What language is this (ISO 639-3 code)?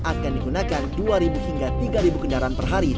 ind